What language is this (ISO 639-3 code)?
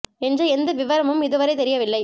tam